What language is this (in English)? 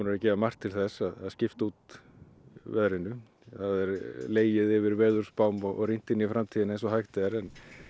Icelandic